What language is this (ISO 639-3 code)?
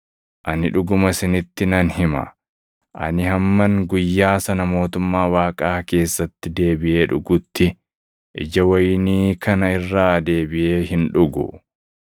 orm